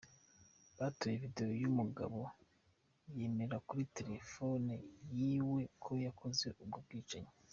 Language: Kinyarwanda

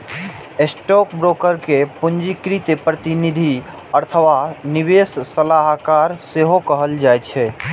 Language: Maithili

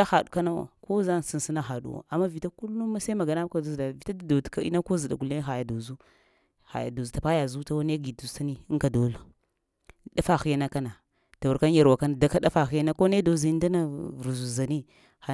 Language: Lamang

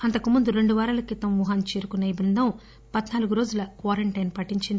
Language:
Telugu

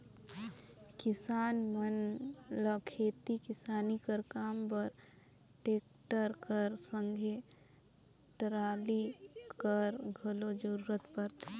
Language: Chhattisgarhi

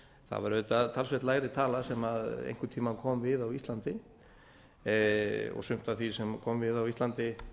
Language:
Icelandic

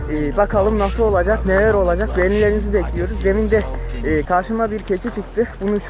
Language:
Turkish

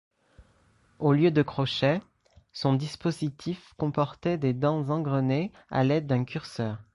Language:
French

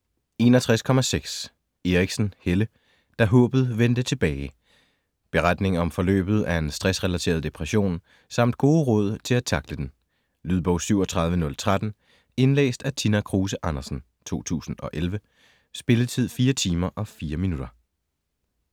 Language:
Danish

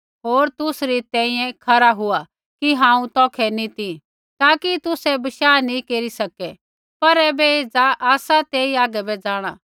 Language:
Kullu Pahari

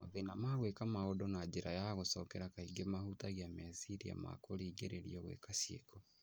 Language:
Kikuyu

